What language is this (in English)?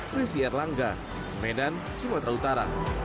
Indonesian